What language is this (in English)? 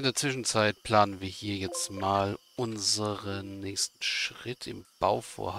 German